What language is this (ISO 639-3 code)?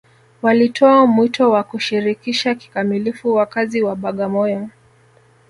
swa